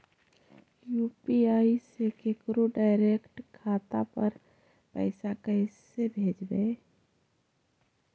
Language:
Magahi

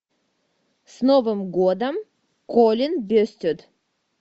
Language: Russian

